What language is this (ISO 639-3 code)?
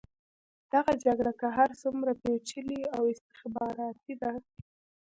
pus